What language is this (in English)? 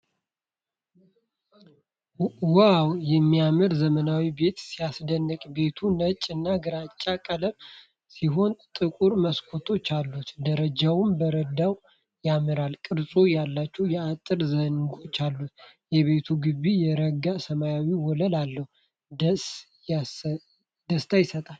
Amharic